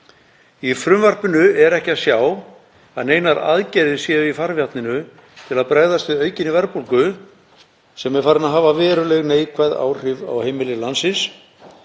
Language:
Icelandic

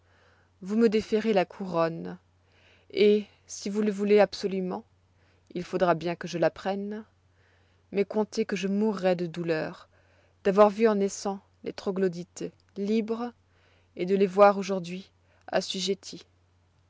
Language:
French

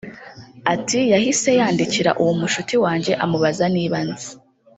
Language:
Kinyarwanda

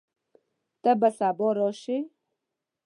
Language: Pashto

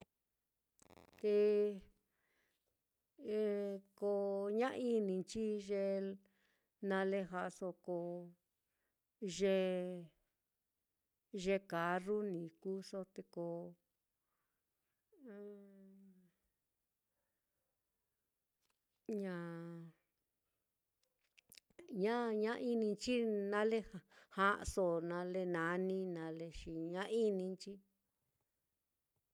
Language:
Mitlatongo Mixtec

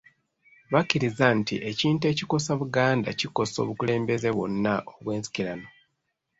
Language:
Ganda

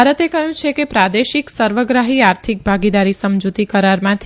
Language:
Gujarati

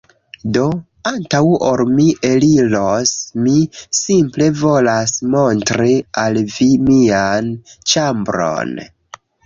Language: Esperanto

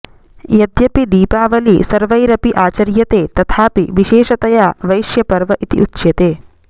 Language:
Sanskrit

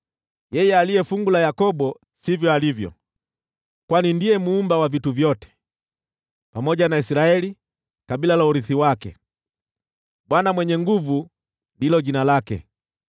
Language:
Swahili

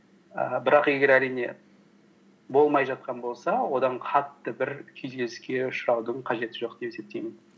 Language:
Kazakh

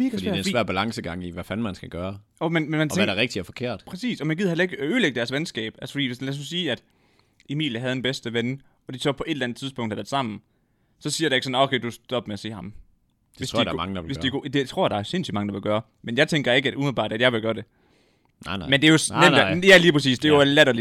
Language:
Danish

